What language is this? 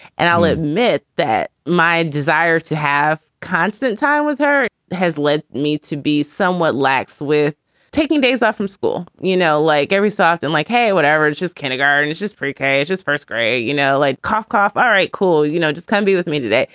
English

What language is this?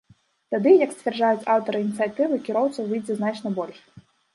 Belarusian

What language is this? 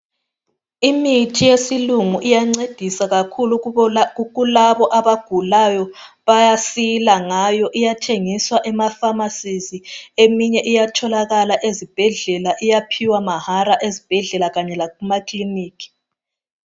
North Ndebele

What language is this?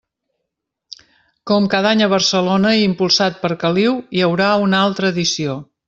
Catalan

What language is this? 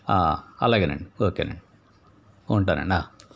Telugu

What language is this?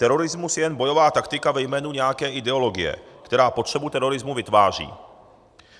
Czech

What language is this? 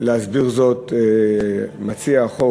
Hebrew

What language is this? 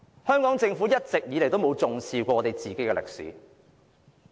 Cantonese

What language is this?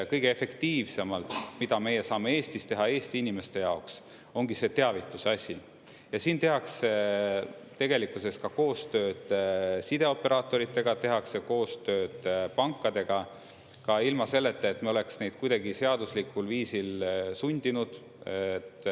Estonian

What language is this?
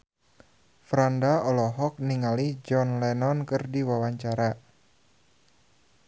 Sundanese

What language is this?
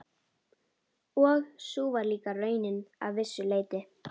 Icelandic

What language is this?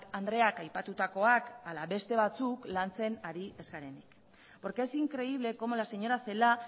Basque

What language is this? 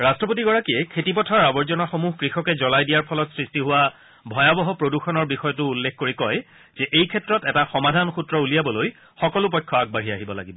Assamese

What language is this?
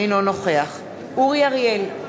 Hebrew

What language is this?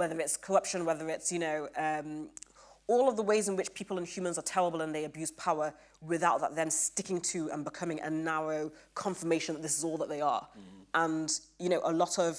English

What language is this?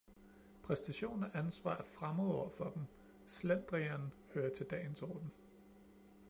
Danish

